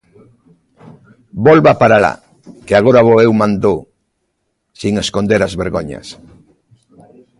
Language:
Galician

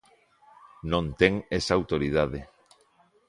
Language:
Galician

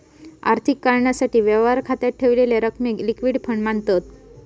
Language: Marathi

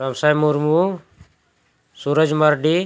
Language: Santali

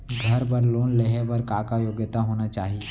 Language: Chhattisgarhi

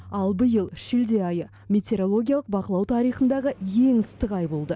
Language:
Kazakh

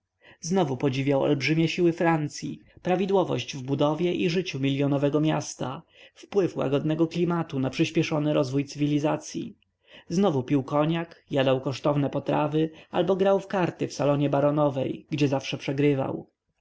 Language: Polish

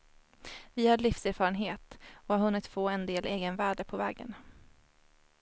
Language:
Swedish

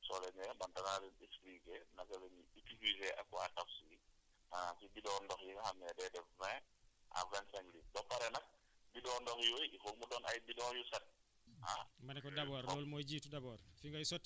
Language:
Wolof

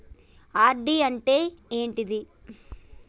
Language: Telugu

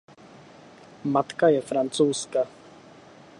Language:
Czech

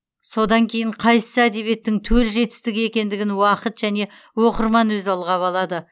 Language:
Kazakh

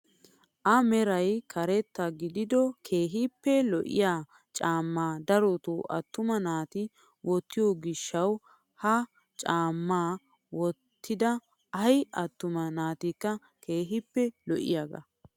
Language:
Wolaytta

